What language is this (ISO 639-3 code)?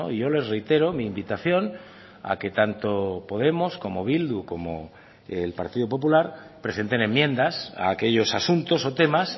spa